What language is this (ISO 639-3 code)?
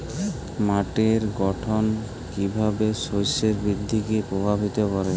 ben